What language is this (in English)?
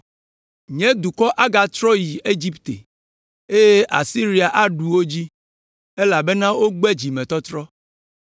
Ewe